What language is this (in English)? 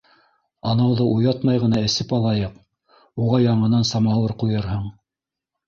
Bashkir